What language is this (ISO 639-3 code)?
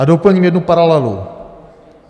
ces